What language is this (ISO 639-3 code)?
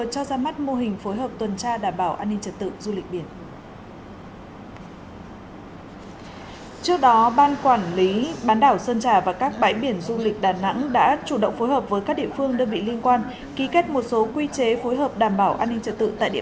vie